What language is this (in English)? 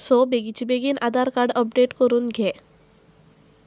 Konkani